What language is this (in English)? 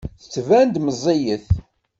Kabyle